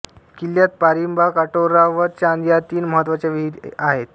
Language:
Marathi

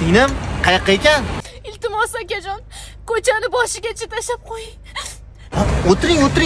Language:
Turkish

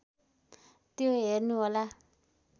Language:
Nepali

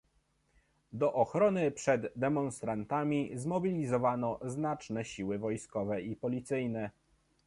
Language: Polish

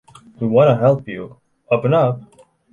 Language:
English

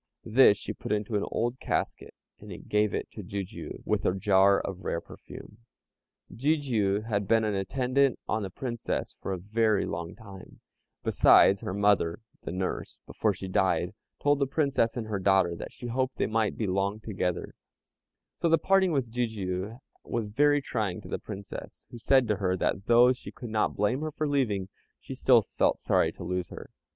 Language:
English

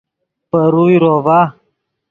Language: Yidgha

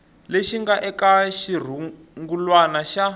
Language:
Tsonga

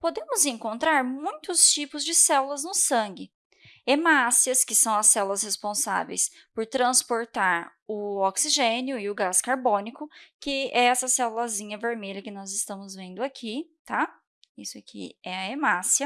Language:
Portuguese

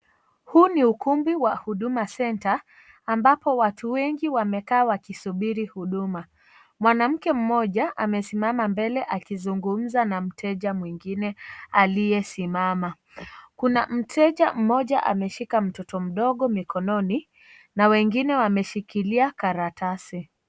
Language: Swahili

